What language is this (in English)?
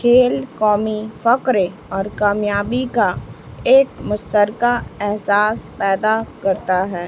Urdu